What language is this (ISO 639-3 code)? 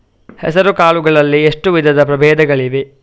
kan